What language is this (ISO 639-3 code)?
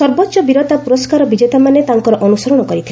ori